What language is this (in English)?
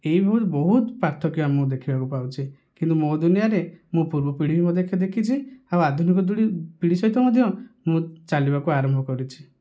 Odia